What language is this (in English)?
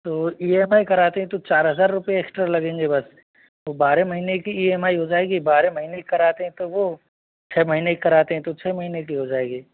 Hindi